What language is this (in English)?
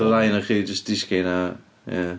Welsh